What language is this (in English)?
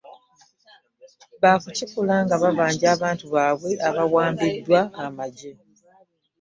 Ganda